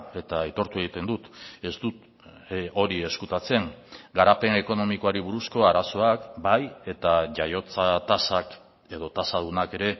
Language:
Basque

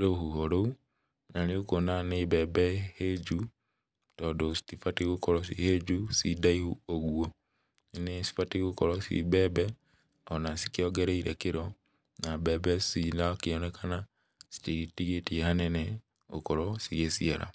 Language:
Kikuyu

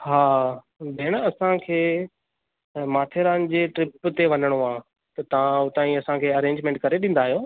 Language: Sindhi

